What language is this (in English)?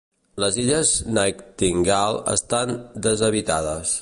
Catalan